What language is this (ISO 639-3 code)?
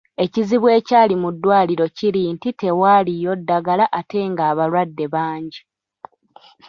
lug